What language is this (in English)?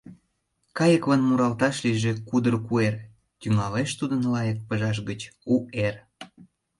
Mari